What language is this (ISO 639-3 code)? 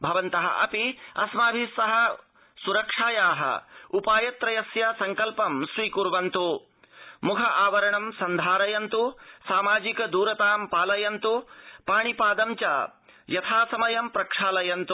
san